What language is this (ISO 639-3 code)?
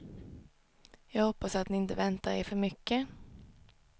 swe